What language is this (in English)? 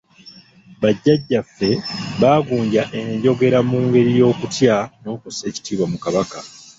Ganda